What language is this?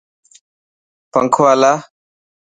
Dhatki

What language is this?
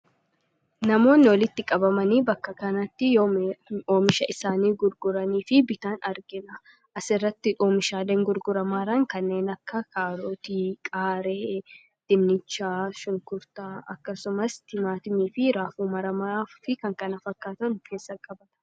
Oromo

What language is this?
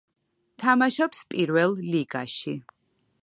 Georgian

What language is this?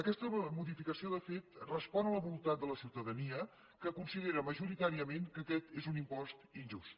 Catalan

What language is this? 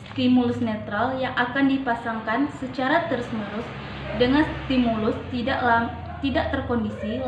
Indonesian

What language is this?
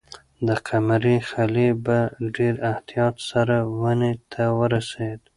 Pashto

